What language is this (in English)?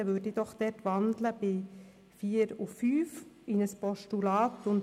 Swiss German